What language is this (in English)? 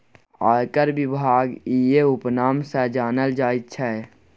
Maithili